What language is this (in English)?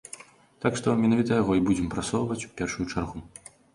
Belarusian